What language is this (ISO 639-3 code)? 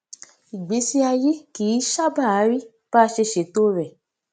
yor